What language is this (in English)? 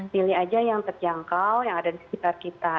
Indonesian